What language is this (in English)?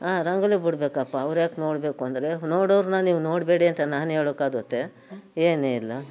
Kannada